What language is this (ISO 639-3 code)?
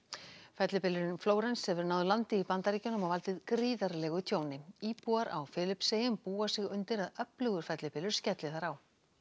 isl